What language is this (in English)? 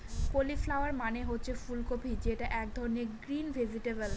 Bangla